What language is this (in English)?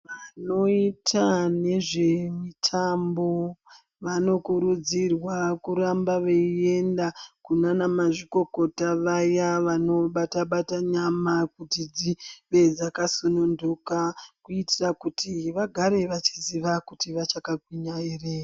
Ndau